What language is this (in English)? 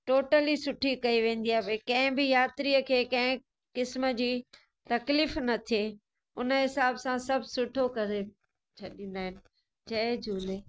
Sindhi